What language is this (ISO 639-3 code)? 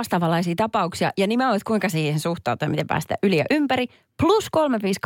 fin